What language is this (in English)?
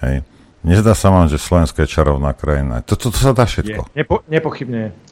Slovak